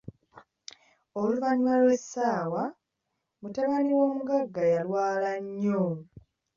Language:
Ganda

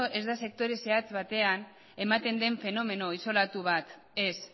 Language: Basque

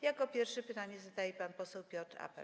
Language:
Polish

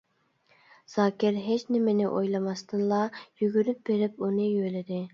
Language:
Uyghur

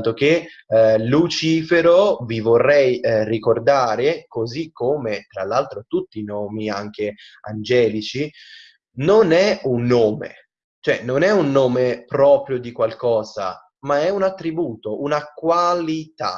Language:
Italian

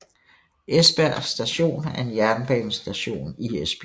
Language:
Danish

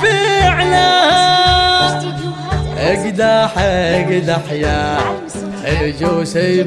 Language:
Arabic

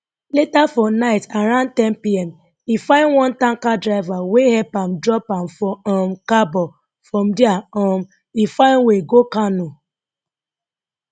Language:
Nigerian Pidgin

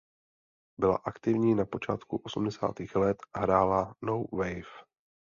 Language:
Czech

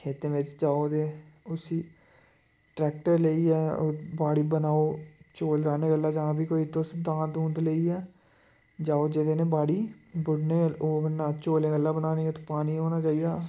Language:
Dogri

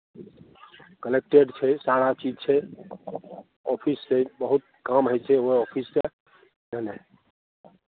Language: Maithili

